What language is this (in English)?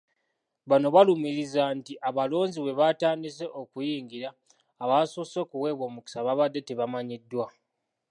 Ganda